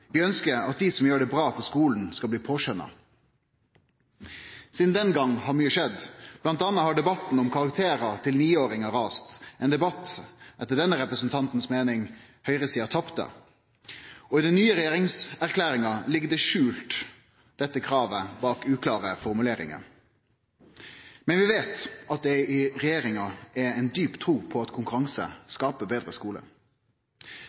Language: Norwegian Nynorsk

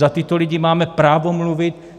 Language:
Czech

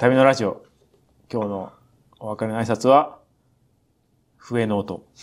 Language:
Japanese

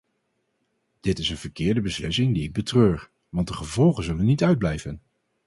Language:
Dutch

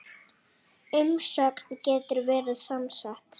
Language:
Icelandic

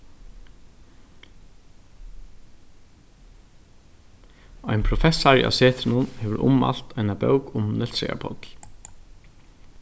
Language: Faroese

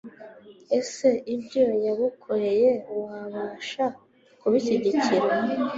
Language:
Kinyarwanda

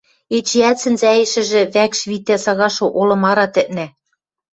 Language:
Western Mari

